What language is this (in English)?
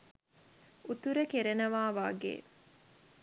Sinhala